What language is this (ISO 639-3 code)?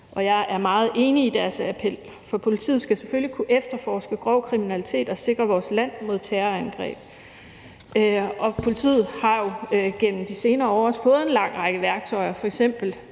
dan